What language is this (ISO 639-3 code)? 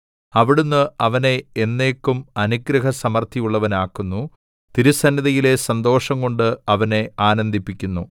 mal